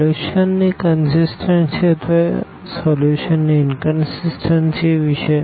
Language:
Gujarati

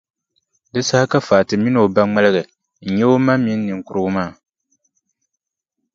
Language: Dagbani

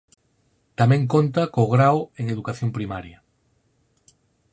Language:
Galician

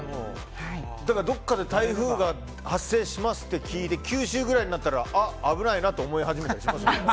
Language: Japanese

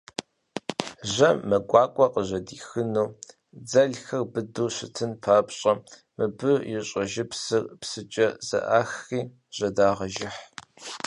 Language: Kabardian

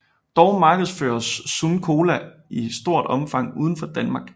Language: Danish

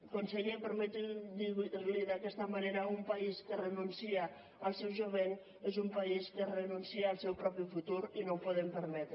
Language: Catalan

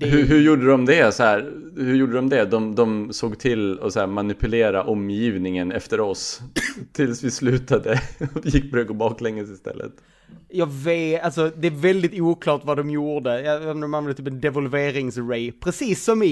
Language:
Swedish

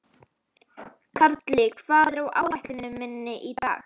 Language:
Icelandic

